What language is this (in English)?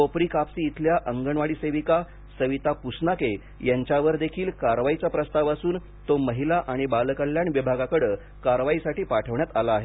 Marathi